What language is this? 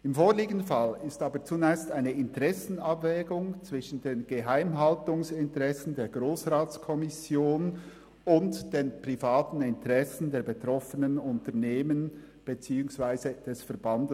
Swiss German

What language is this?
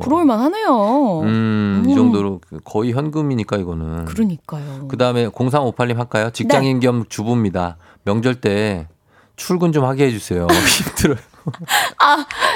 Korean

